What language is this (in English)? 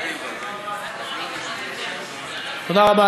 Hebrew